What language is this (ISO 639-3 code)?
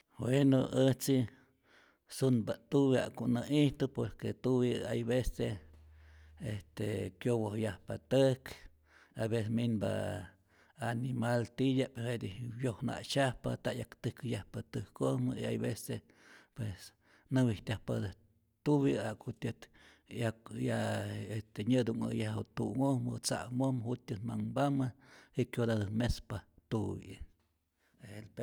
zor